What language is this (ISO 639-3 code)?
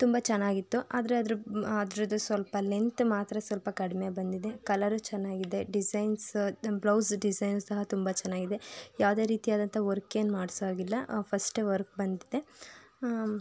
kan